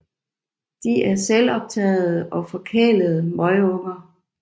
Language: Danish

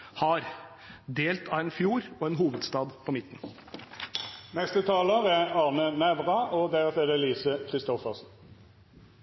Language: Norwegian Bokmål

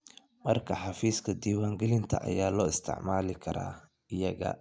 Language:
Somali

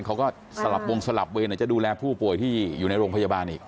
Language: Thai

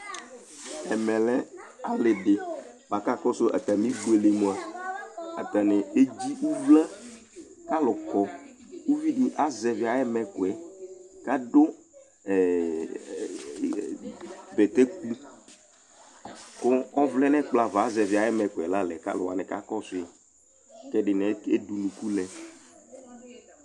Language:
Ikposo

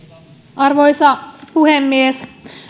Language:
Finnish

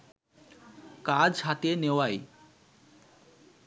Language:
Bangla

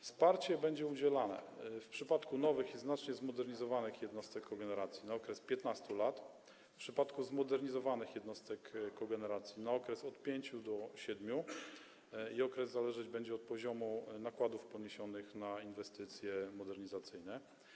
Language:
Polish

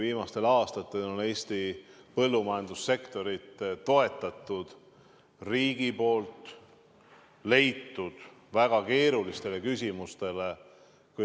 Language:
Estonian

